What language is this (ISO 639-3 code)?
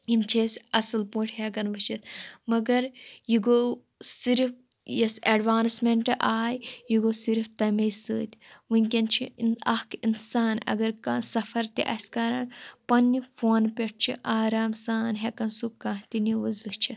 kas